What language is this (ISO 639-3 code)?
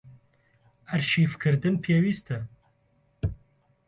ckb